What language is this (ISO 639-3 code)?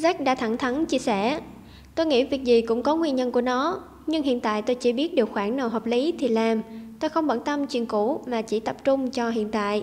vie